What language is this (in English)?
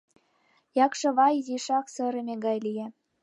Mari